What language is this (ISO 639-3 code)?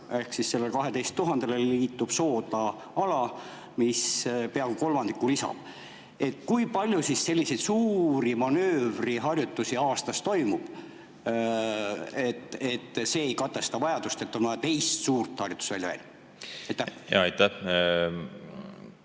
est